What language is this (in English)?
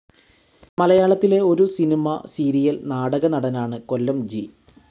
Malayalam